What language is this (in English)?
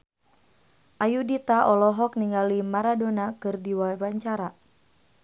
Sundanese